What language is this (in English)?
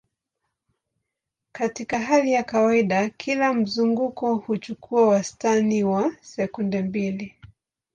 Swahili